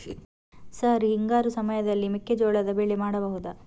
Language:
Kannada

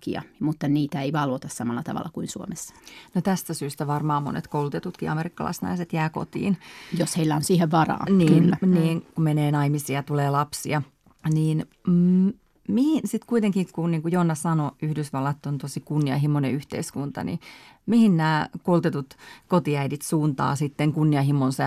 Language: Finnish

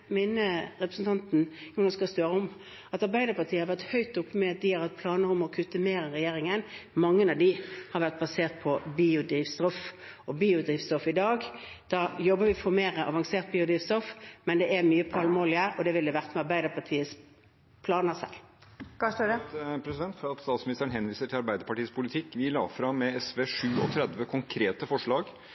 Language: Norwegian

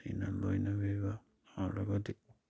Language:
Manipuri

